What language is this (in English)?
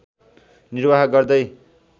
Nepali